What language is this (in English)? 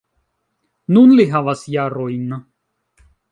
Esperanto